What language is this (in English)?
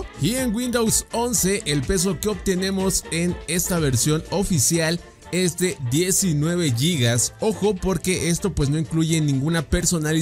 Spanish